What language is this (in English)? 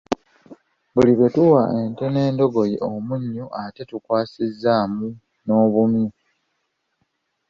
Ganda